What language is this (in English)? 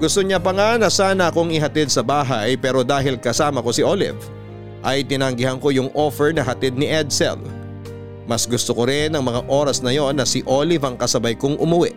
Filipino